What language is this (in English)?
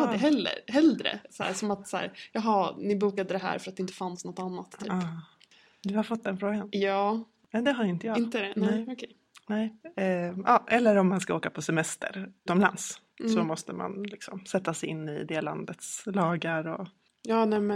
Swedish